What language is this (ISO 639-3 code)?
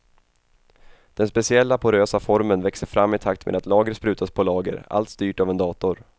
swe